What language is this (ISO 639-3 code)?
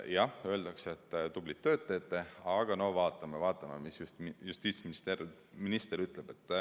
est